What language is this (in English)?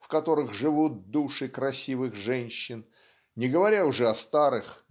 Russian